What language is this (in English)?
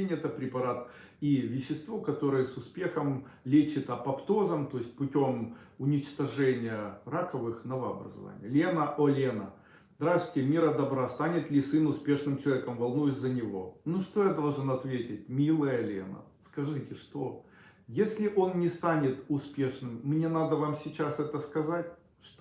Russian